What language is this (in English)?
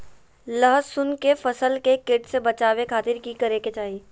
Magahi